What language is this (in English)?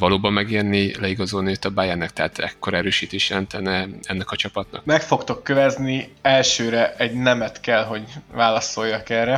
Hungarian